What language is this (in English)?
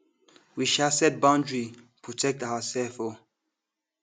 Nigerian Pidgin